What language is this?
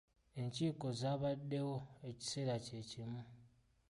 Ganda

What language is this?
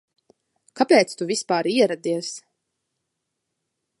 Latvian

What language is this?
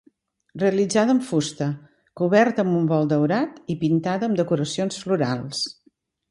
Catalan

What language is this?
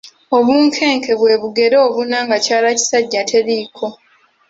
Ganda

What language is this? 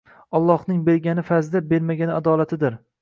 Uzbek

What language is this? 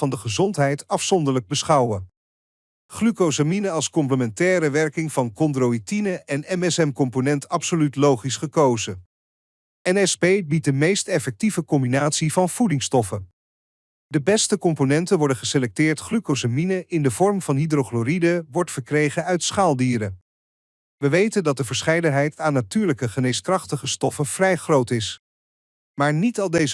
Dutch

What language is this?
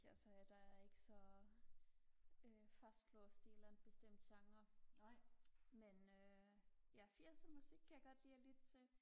Danish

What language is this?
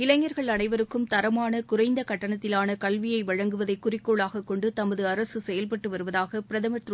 Tamil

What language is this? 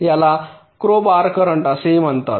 Marathi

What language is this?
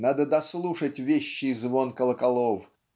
Russian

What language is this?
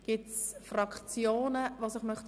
Swiss German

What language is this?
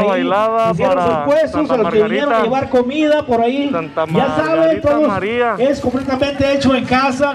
Spanish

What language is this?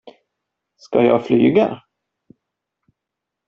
Swedish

